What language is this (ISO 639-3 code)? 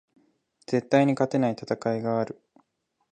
jpn